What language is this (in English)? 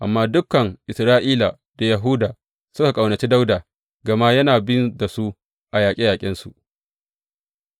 Hausa